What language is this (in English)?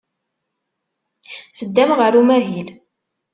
Kabyle